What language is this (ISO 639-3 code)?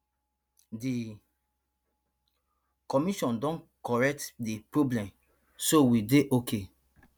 pcm